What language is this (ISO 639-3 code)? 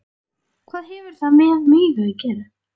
isl